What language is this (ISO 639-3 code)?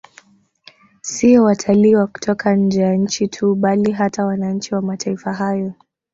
swa